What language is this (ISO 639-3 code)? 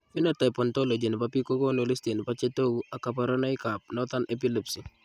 kln